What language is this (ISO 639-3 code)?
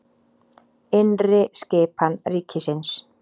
isl